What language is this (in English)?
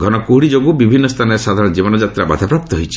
Odia